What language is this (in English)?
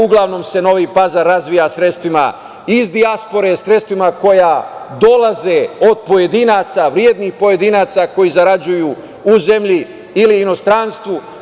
Serbian